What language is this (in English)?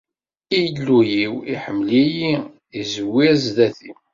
Kabyle